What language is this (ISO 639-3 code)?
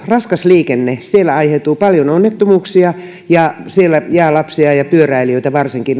fin